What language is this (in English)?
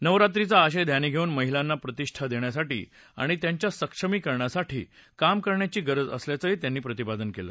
Marathi